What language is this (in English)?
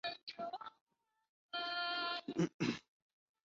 Chinese